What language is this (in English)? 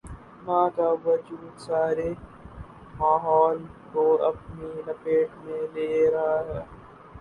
Urdu